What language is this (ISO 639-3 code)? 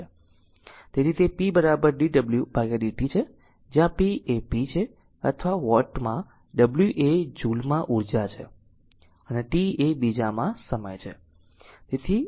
guj